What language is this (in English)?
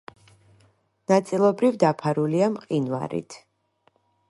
Georgian